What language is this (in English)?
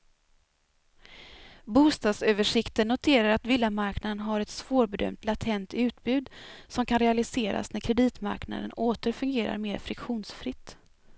Swedish